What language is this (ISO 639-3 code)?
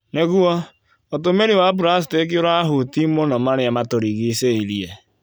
kik